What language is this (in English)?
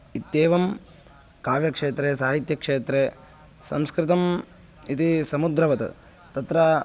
Sanskrit